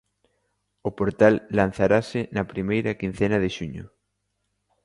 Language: Galician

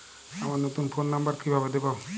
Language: Bangla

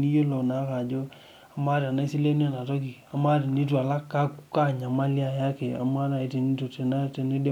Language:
Masai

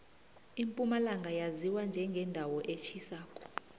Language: South Ndebele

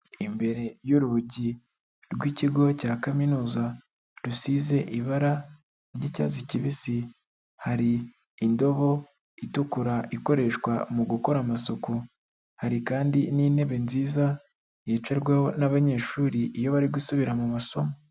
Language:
Kinyarwanda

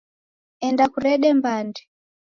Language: Taita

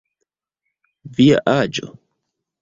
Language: Esperanto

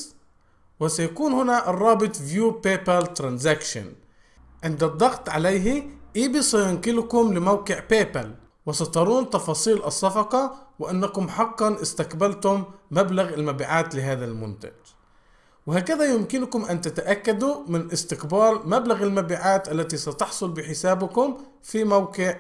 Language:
Arabic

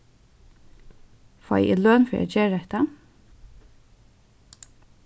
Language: Faroese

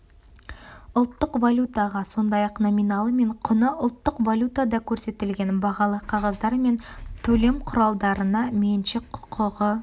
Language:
Kazakh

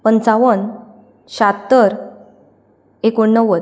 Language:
Konkani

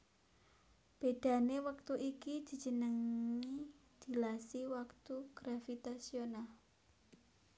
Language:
Javanese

